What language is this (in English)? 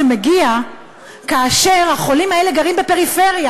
Hebrew